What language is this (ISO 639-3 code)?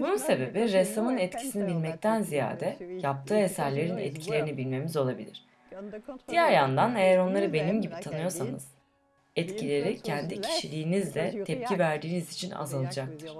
tur